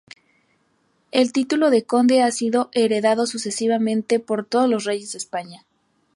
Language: Spanish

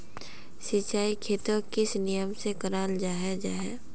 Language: Magahi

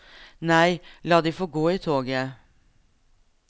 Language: Norwegian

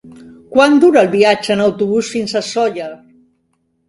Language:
Catalan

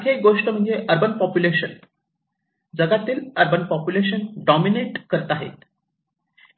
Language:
Marathi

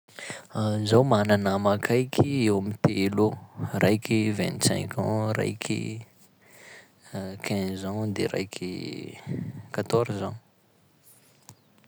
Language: Sakalava Malagasy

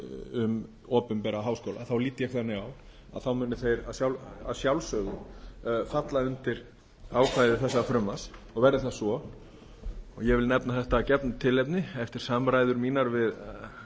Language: Icelandic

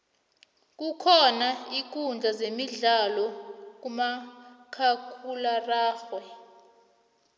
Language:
South Ndebele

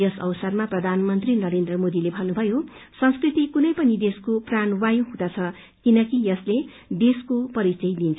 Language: Nepali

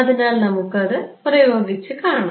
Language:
Malayalam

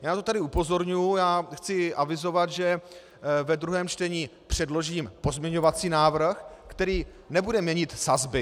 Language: Czech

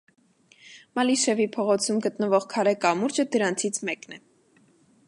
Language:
Armenian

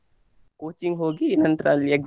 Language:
Kannada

